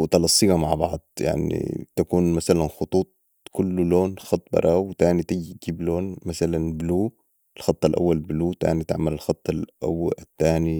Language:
Sudanese Arabic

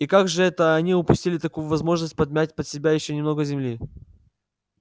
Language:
Russian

